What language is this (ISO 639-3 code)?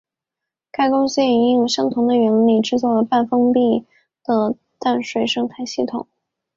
zho